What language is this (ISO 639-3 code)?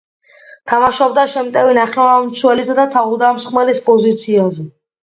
kat